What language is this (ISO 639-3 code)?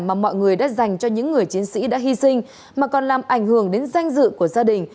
vie